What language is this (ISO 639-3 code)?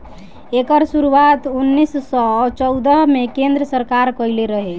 bho